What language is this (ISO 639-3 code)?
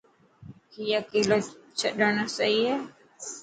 mki